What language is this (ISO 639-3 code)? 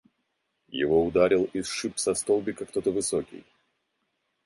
rus